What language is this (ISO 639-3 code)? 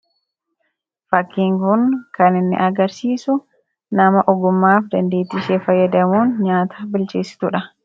orm